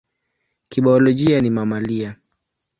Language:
Swahili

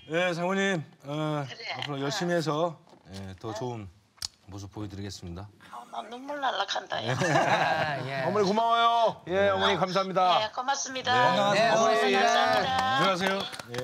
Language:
Korean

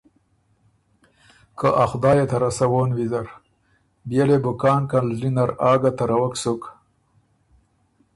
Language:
Ormuri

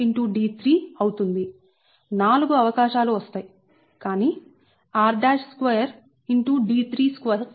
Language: Telugu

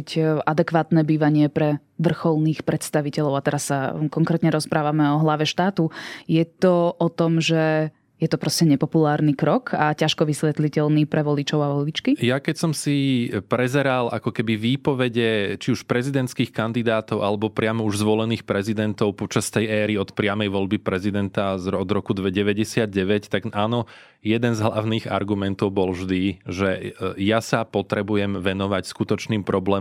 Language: Slovak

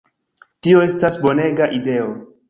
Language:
Esperanto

